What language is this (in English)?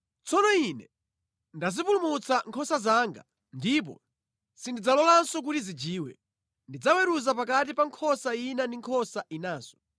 Nyanja